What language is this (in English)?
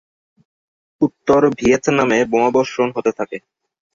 Bangla